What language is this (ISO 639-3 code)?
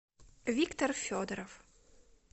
rus